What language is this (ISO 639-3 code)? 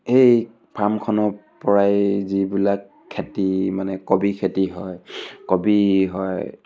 asm